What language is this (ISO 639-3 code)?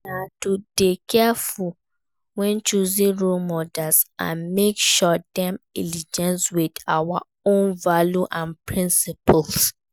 pcm